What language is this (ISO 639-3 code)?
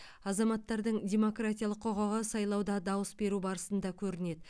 kaz